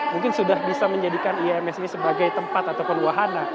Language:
Indonesian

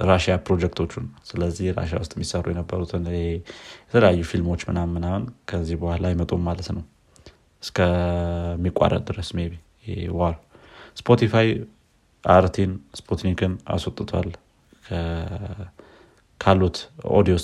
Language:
Amharic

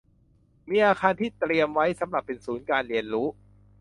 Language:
Thai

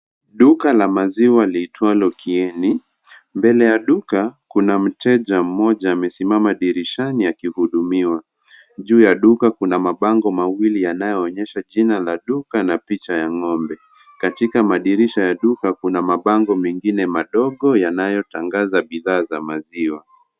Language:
Swahili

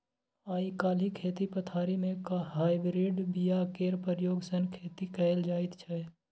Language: Maithili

